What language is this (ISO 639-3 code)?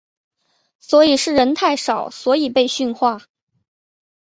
zho